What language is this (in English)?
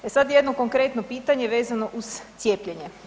Croatian